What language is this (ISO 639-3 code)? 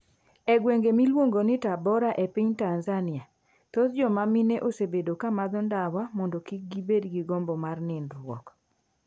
luo